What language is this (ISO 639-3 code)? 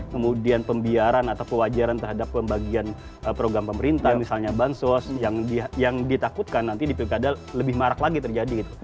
ind